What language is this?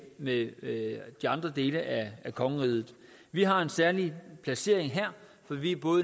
Danish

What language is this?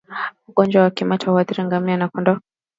Swahili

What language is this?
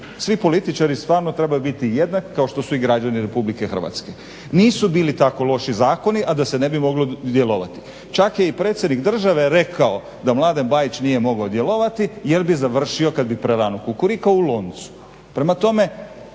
Croatian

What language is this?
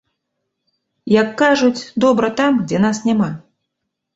Belarusian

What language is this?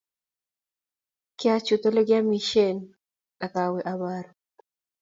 Kalenjin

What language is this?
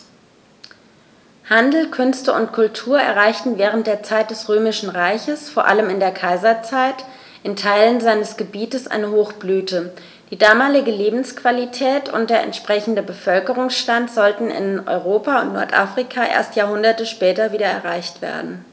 German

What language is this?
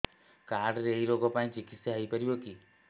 Odia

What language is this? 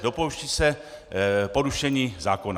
Czech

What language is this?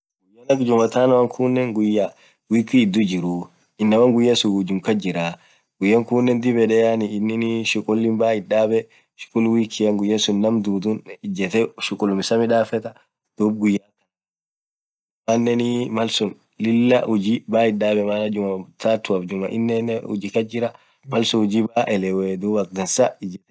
Orma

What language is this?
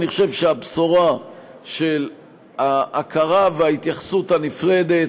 Hebrew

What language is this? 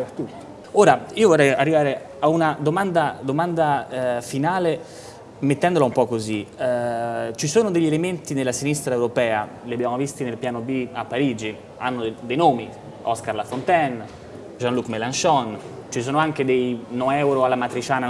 Italian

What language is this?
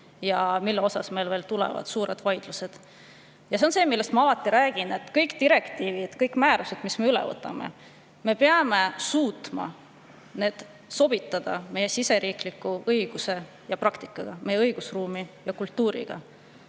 Estonian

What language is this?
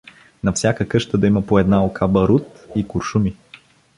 Bulgarian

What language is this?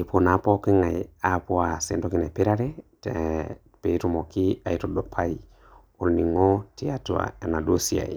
Masai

